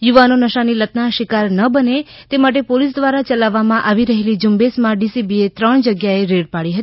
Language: Gujarati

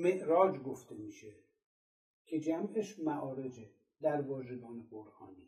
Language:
Persian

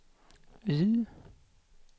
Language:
Swedish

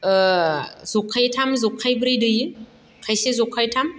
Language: Bodo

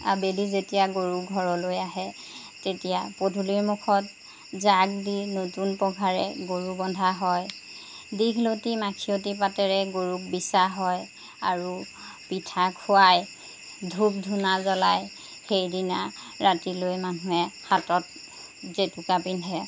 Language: Assamese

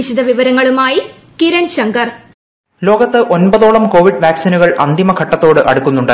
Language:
Malayalam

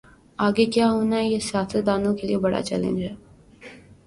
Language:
Urdu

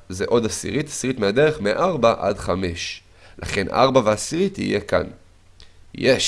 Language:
Hebrew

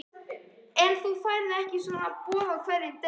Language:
Icelandic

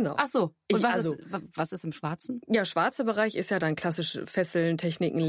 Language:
German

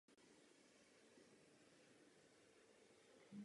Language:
Czech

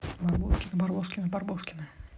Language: Russian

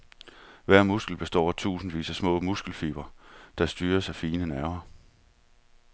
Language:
Danish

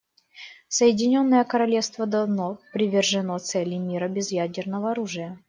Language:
Russian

